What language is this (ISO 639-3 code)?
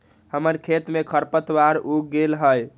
mag